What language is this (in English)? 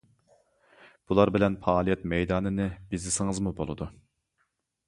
Uyghur